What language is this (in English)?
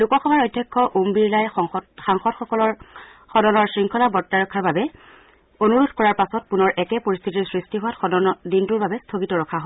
Assamese